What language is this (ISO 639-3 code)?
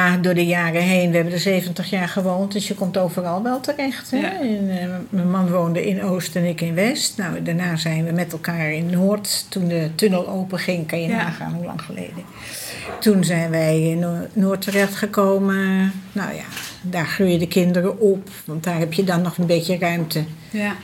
nld